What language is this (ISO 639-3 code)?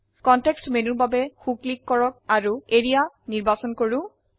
asm